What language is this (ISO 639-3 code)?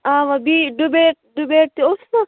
kas